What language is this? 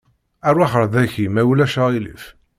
Kabyle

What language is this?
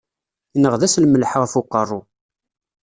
Kabyle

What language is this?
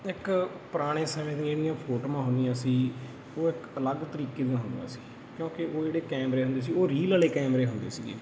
Punjabi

